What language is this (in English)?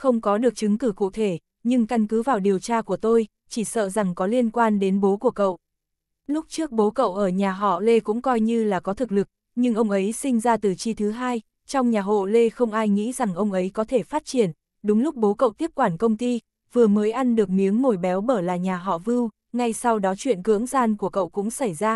Vietnamese